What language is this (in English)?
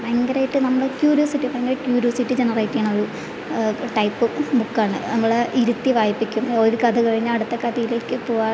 Malayalam